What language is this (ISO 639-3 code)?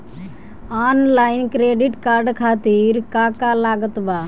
bho